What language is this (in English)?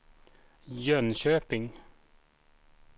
Swedish